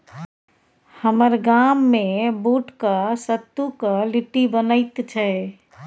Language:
Maithili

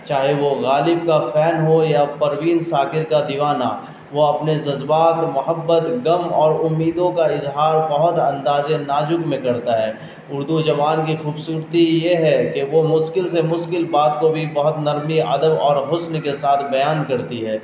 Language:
Urdu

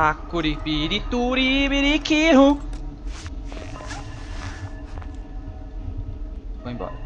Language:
Portuguese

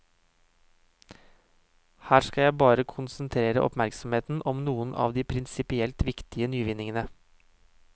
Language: Norwegian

